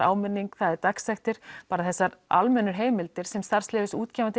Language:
Icelandic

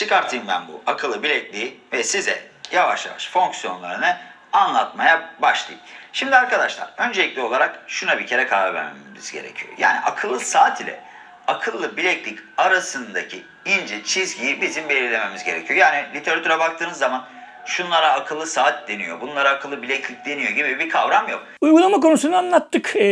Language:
Turkish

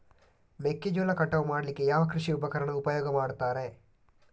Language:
Kannada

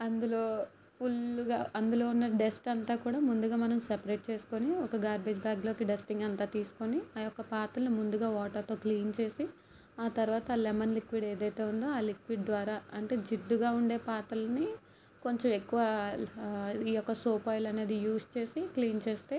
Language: Telugu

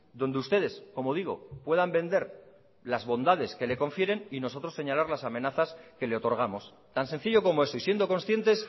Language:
Spanish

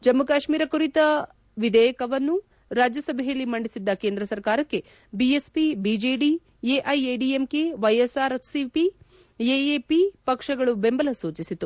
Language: Kannada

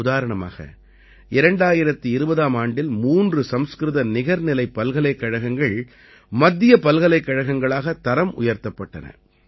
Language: Tamil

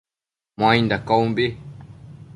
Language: Matsés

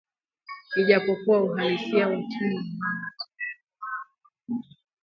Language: Swahili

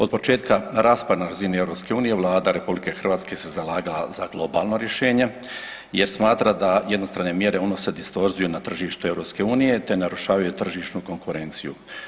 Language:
Croatian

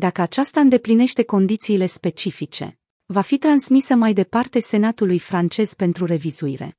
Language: Romanian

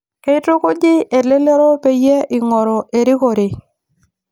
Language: Masai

